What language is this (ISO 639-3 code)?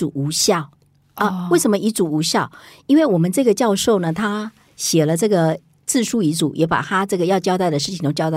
zho